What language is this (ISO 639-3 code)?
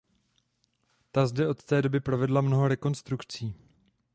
ces